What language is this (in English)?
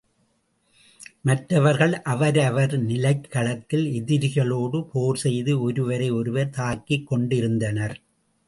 Tamil